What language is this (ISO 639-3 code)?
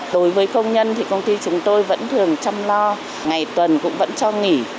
vie